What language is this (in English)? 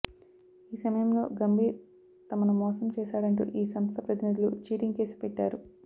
Telugu